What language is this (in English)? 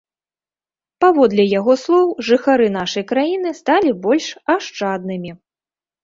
Belarusian